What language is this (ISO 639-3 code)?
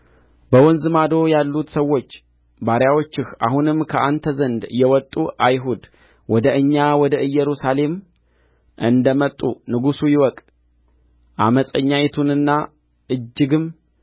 amh